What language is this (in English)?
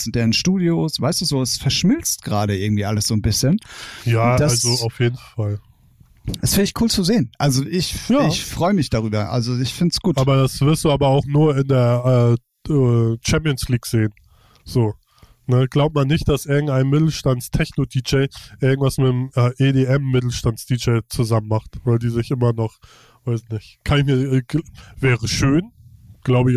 German